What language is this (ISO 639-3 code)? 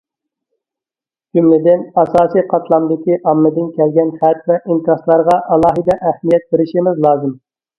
uig